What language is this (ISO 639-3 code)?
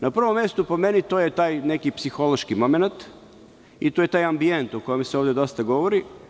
srp